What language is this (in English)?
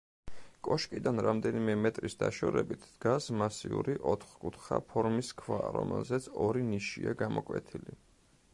Georgian